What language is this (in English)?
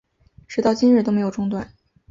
Chinese